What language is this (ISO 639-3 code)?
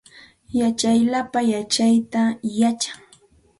qxt